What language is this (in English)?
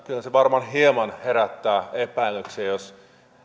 Finnish